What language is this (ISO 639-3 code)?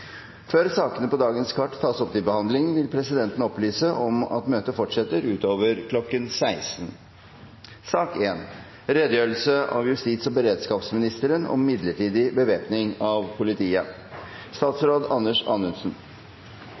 nor